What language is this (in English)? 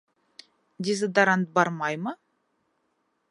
Bashkir